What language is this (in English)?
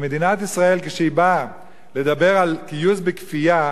Hebrew